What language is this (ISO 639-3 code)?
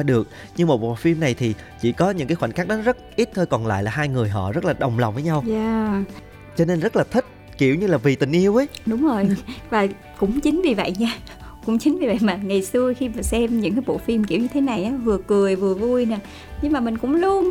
vie